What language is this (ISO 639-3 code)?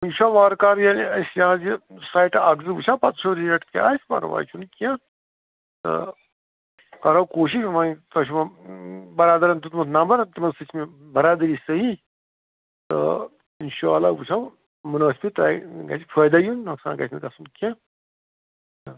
kas